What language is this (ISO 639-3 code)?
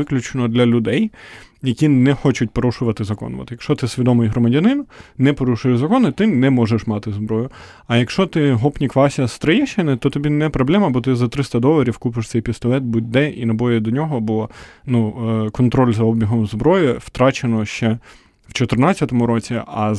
ukr